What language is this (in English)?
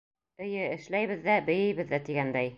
Bashkir